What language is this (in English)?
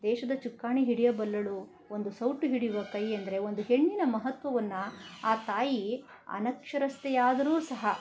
Kannada